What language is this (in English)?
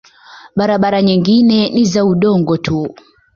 Swahili